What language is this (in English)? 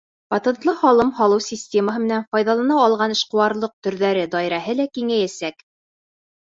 Bashkir